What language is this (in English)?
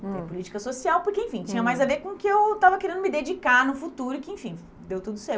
Portuguese